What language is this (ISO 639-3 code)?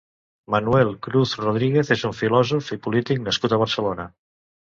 cat